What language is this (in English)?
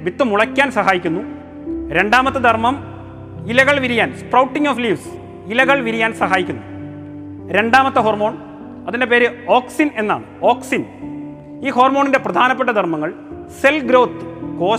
Malayalam